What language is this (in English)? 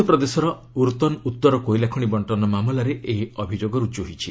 Odia